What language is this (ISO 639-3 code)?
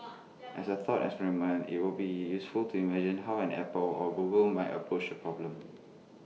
eng